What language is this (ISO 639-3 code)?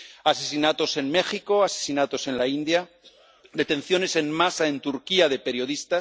spa